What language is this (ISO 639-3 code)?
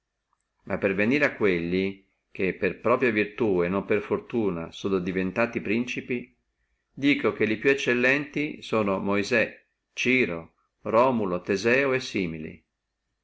ita